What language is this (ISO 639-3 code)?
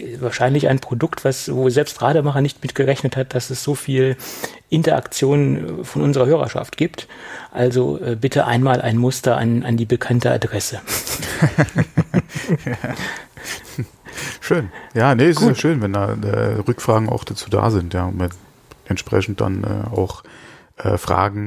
deu